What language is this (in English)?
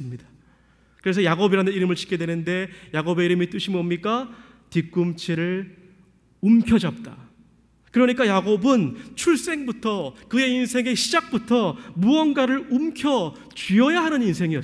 Korean